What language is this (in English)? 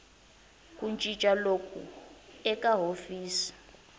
Tsonga